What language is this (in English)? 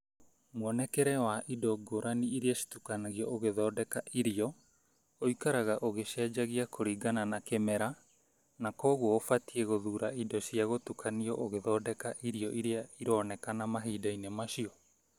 Kikuyu